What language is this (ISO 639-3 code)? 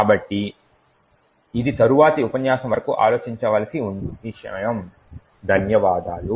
tel